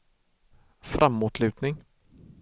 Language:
Swedish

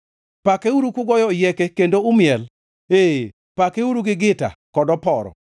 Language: Luo (Kenya and Tanzania)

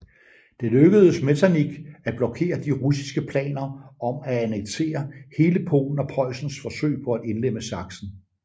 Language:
Danish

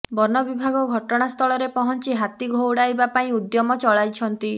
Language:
Odia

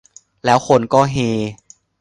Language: Thai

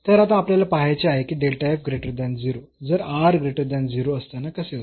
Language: Marathi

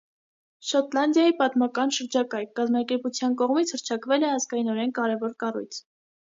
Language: Armenian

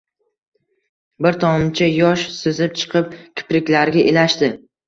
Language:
Uzbek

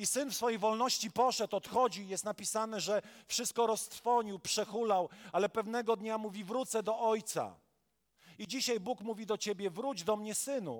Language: Polish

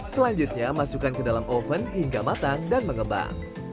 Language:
Indonesian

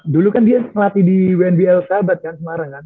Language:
Indonesian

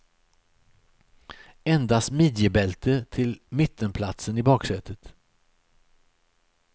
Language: Swedish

